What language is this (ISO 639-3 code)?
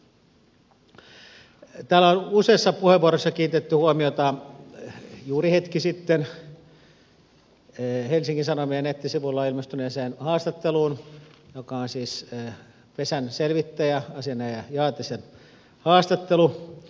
fin